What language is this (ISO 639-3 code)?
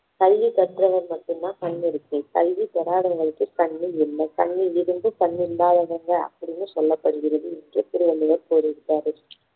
tam